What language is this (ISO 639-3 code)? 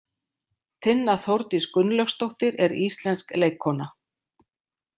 isl